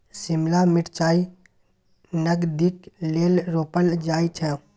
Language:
Maithili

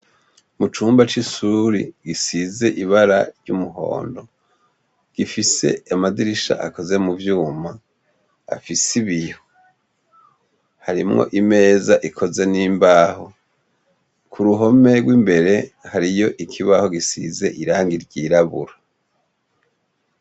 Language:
Rundi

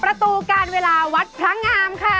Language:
Thai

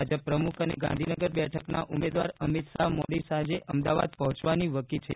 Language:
Gujarati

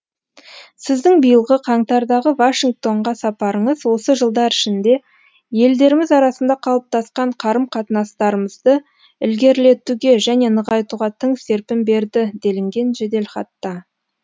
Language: Kazakh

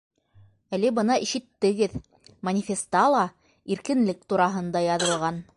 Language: Bashkir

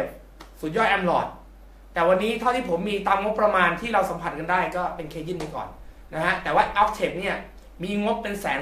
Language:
Thai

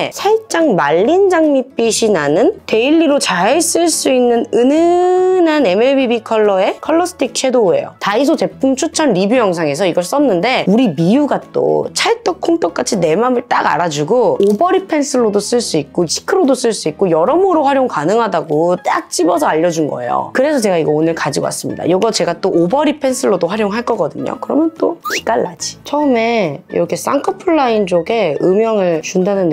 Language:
Korean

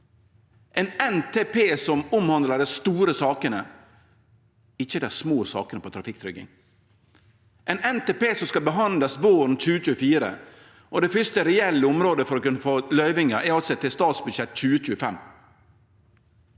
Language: Norwegian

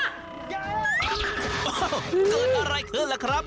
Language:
Thai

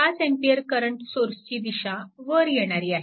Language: Marathi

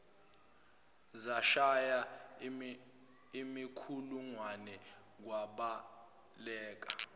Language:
Zulu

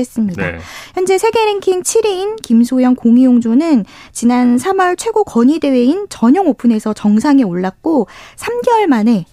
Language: Korean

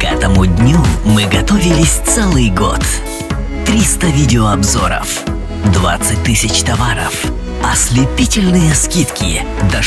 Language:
Russian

